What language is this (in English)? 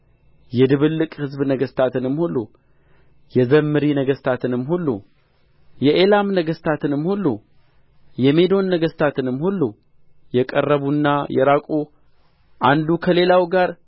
Amharic